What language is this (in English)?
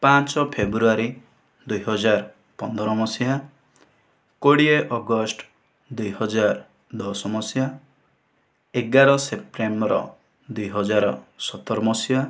Odia